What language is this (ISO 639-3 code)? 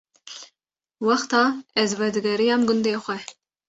kur